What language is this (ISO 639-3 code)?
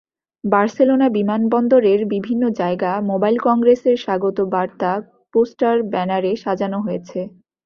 ben